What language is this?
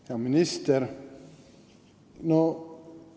Estonian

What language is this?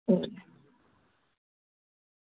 Dogri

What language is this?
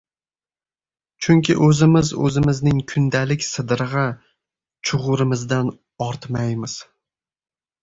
Uzbek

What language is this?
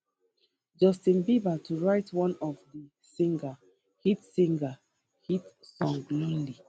Nigerian Pidgin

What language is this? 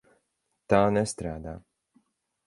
Latvian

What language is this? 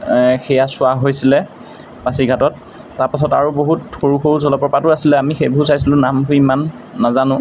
Assamese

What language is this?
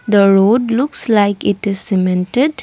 English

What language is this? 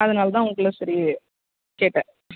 Tamil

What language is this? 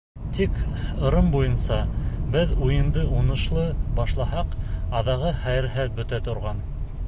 Bashkir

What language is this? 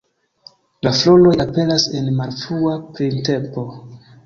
Esperanto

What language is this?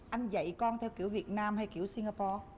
Vietnamese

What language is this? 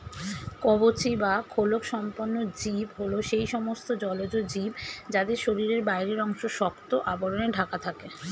Bangla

